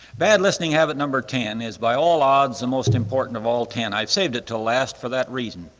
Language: English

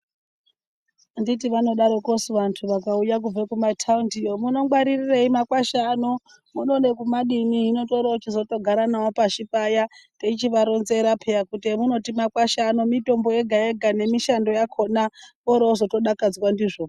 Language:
Ndau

